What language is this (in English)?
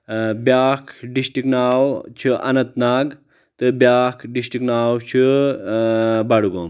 Kashmiri